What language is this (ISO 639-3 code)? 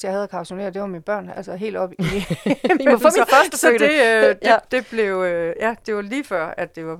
dan